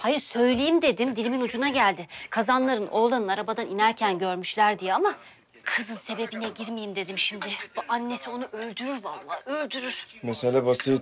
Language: Turkish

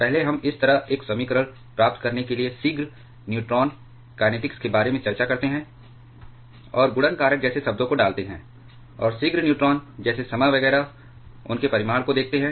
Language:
Hindi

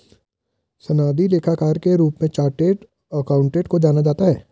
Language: Hindi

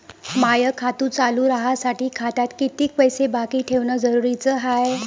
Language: Marathi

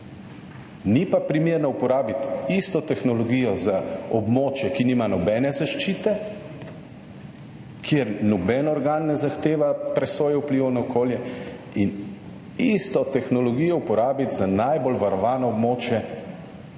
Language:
Slovenian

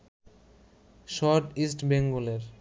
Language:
Bangla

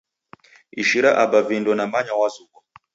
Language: Taita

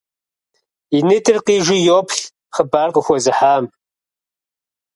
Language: Kabardian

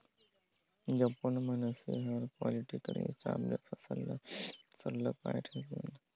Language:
Chhattisgarhi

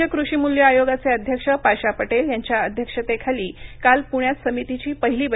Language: Marathi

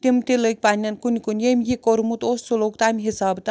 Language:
Kashmiri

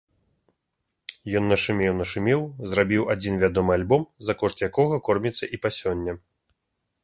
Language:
Belarusian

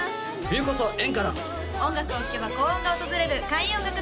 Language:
Japanese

